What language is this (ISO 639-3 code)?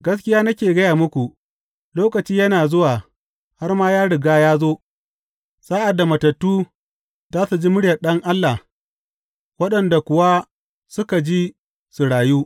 hau